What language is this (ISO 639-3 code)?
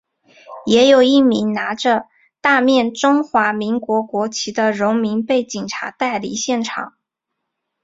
zho